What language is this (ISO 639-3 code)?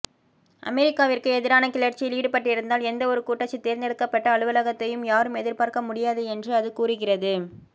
tam